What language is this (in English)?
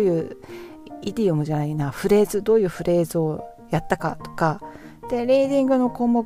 Japanese